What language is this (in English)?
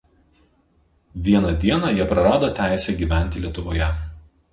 Lithuanian